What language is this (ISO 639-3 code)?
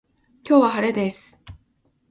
jpn